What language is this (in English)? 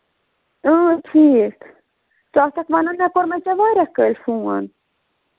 Kashmiri